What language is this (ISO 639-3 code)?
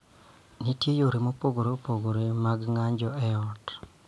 luo